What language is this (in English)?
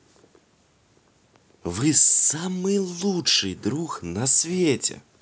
Russian